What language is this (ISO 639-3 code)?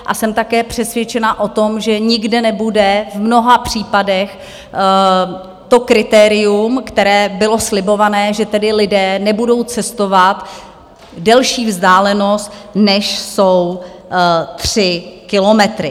ces